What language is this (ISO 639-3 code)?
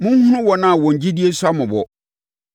aka